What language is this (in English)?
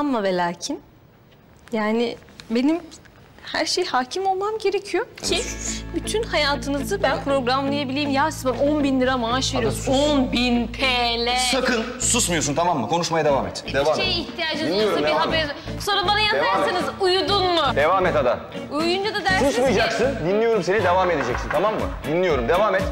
Turkish